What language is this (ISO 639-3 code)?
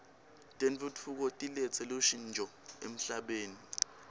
ssw